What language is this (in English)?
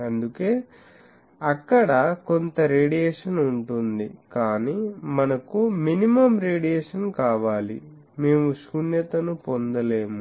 Telugu